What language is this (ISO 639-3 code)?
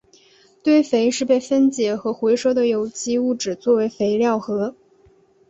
zho